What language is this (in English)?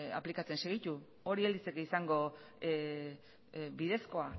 Basque